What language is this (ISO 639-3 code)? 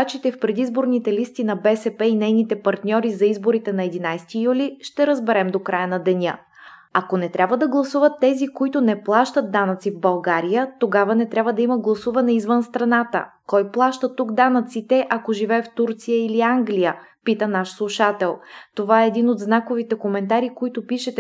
bul